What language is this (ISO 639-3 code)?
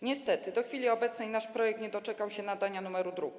pol